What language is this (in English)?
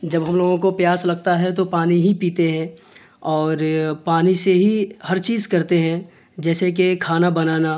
Urdu